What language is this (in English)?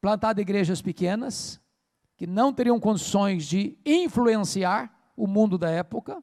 Portuguese